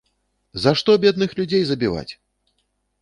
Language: Belarusian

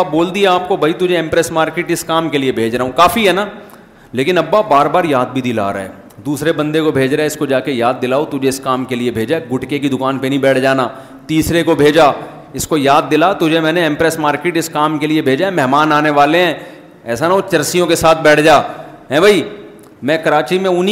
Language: Urdu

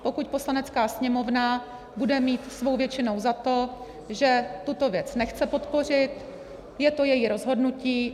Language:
Czech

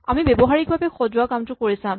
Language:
Assamese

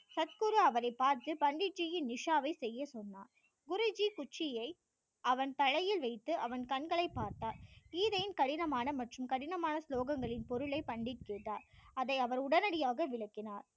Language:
Tamil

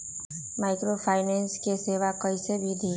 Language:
Magahi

